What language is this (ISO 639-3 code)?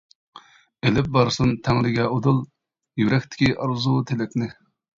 uig